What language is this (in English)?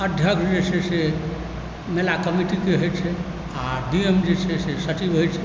Maithili